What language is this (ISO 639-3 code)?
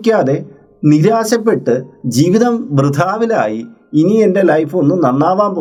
mal